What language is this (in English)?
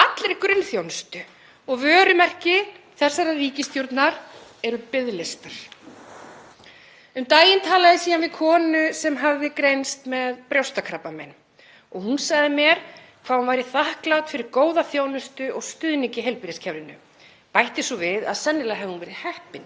Icelandic